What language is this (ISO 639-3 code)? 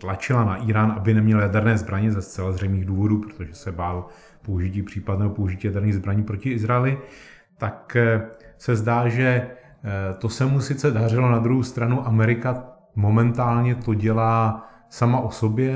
ces